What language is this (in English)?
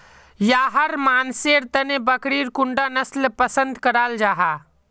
Magahi